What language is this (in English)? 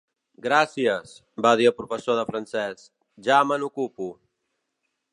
Catalan